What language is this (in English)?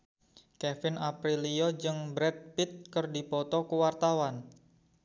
Sundanese